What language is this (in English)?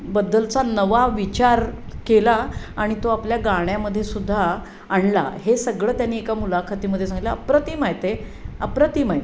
Marathi